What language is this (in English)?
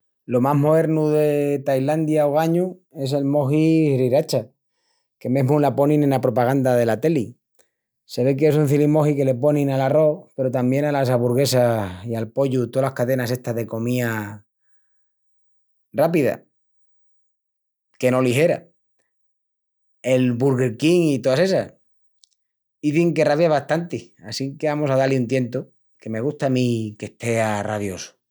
Extremaduran